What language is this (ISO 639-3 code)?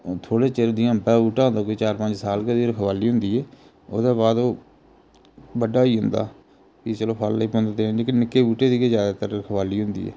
doi